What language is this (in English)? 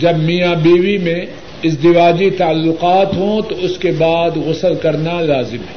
Urdu